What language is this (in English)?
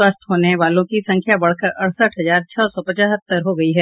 Hindi